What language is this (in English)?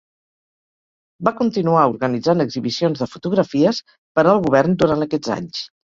Catalan